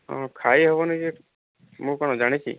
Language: Odia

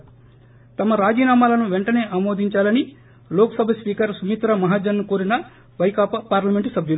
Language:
Telugu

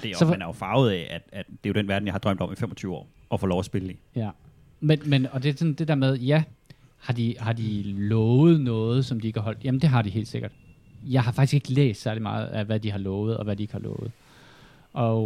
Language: Danish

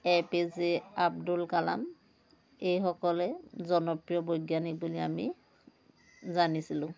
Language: Assamese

